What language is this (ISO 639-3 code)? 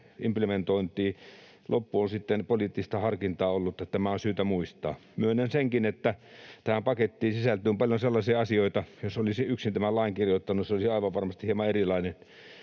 fin